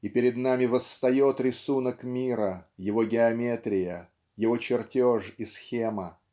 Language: Russian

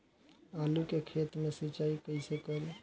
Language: Bhojpuri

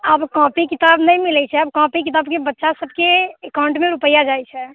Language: Maithili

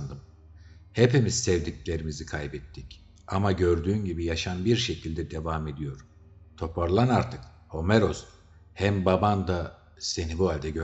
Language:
Turkish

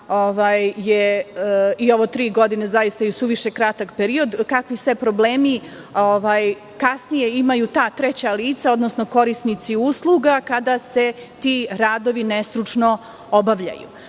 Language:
Serbian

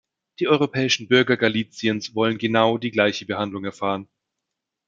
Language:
German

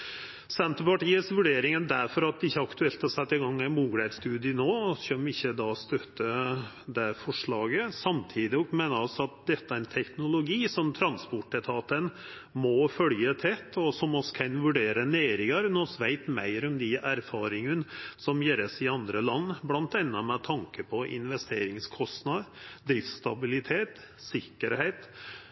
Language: Norwegian Nynorsk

